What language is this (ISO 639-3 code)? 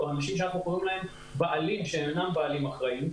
heb